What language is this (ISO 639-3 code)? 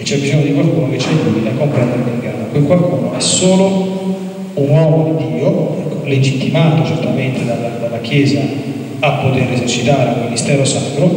ita